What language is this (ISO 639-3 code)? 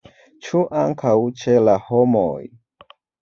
epo